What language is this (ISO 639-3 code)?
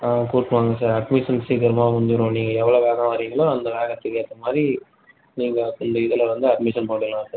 tam